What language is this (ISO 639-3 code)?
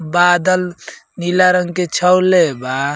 bho